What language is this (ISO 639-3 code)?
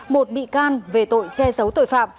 vie